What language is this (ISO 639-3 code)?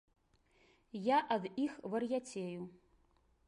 bel